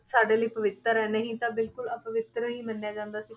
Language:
Punjabi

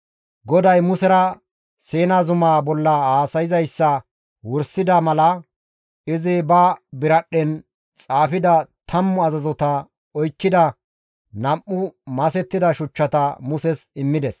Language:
Gamo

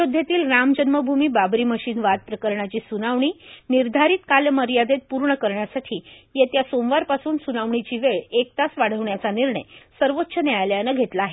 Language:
Marathi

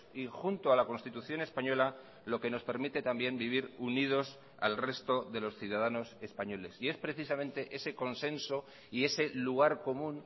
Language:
Spanish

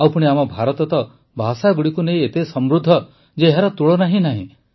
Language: Odia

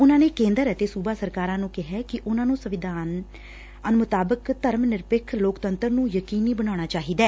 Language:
Punjabi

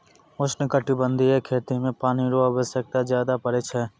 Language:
Maithili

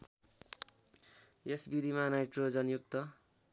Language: Nepali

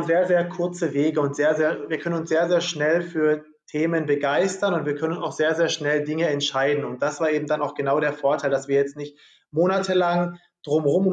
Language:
German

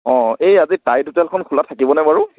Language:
Assamese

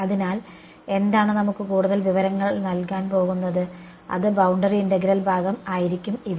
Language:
Malayalam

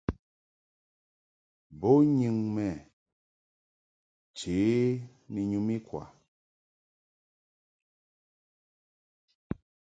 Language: Mungaka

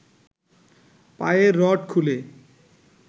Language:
Bangla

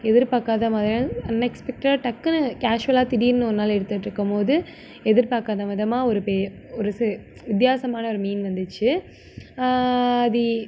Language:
Tamil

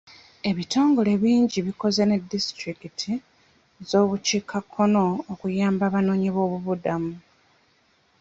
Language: Ganda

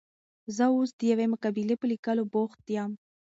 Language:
Pashto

